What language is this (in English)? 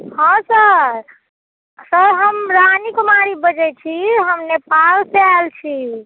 Maithili